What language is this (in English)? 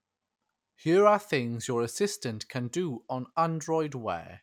English